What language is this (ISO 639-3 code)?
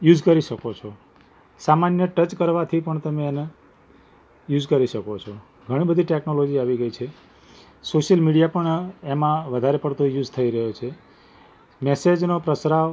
guj